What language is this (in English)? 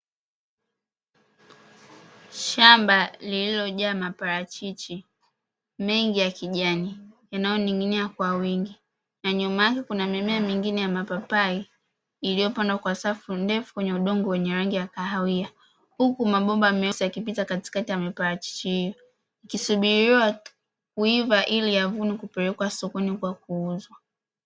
Swahili